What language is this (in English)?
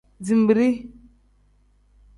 Tem